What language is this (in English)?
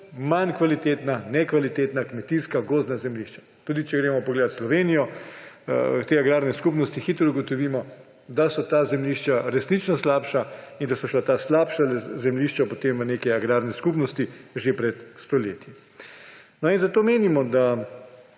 Slovenian